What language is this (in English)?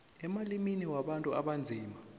South Ndebele